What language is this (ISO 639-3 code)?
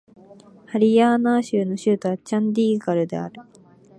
jpn